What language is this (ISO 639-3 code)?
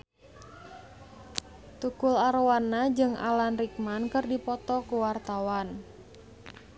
sun